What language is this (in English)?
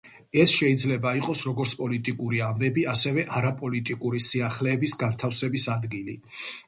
Georgian